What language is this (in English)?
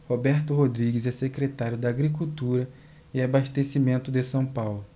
Portuguese